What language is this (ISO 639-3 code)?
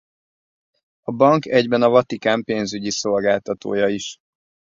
hun